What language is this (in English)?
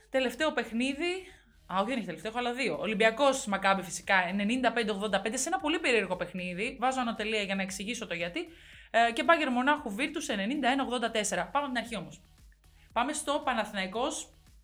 Greek